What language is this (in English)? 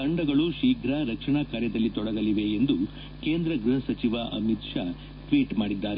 Kannada